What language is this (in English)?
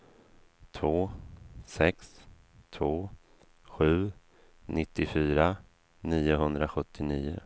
Swedish